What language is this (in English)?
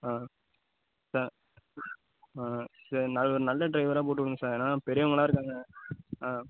Tamil